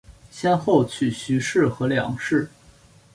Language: Chinese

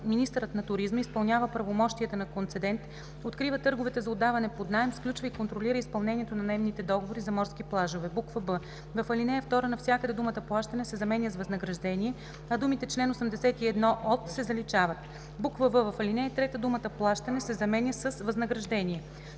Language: Bulgarian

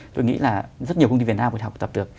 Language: Vietnamese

